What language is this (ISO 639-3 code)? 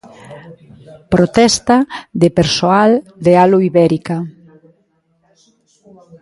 glg